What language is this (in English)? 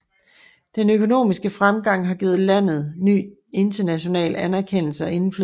Danish